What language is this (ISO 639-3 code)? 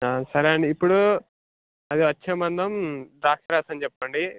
tel